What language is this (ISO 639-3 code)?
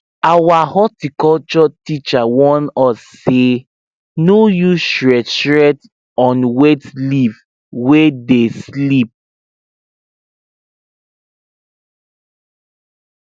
pcm